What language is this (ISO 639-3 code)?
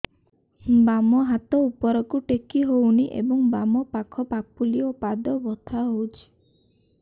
ori